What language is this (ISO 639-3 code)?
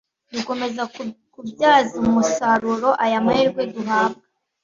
kin